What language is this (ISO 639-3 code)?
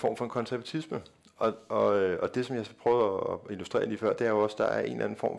dan